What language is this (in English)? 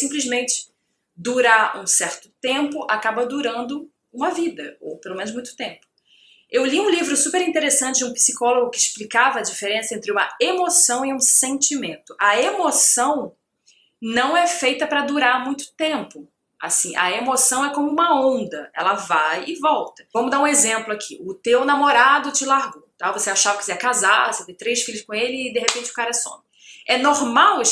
Portuguese